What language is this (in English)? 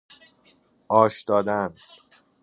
Persian